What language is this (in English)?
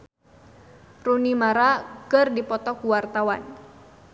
Sundanese